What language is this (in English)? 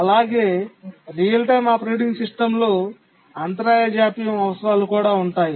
Telugu